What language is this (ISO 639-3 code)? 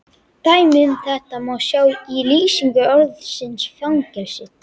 isl